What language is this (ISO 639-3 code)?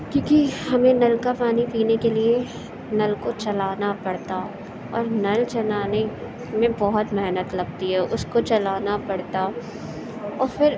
urd